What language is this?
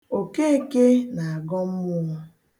Igbo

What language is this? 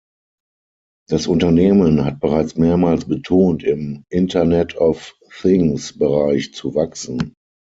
German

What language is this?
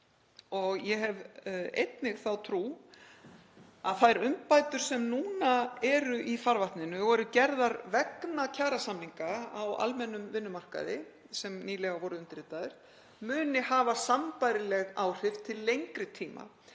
Icelandic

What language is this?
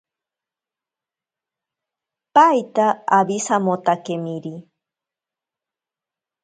Ashéninka Perené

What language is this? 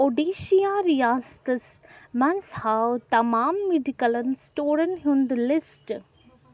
Kashmiri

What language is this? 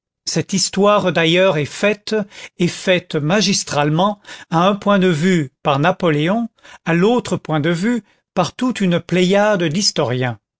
French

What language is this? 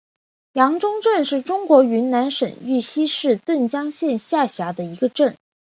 Chinese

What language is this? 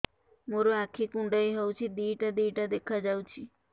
Odia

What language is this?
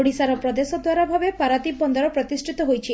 Odia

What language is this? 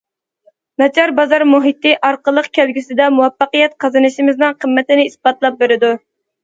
Uyghur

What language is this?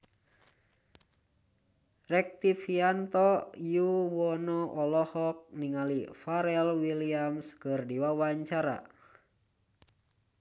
Sundanese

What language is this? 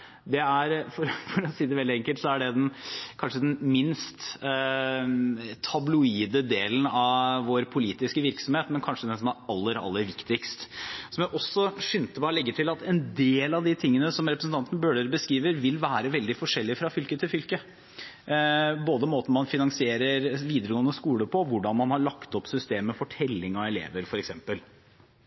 Norwegian Bokmål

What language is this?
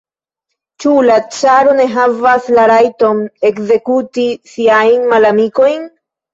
Esperanto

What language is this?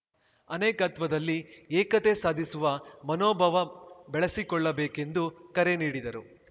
Kannada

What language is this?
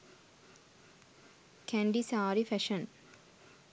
Sinhala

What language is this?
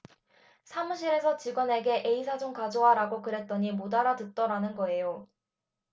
Korean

